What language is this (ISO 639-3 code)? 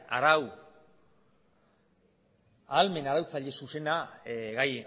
eus